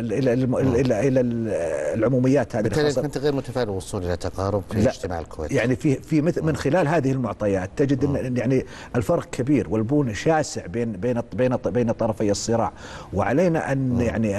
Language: Arabic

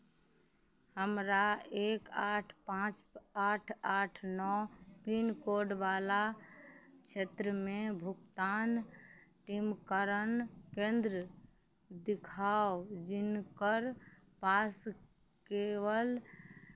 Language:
Maithili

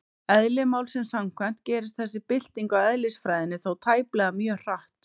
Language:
Icelandic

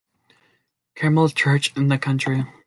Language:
English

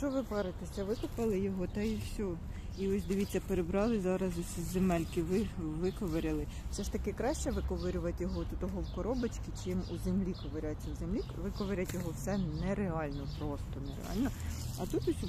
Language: Ukrainian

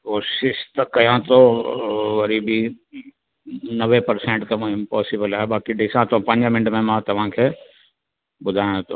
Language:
Sindhi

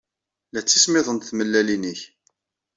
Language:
Kabyle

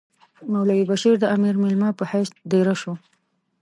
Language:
Pashto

